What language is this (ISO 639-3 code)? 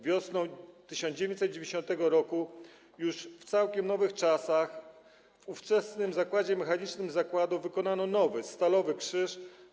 pol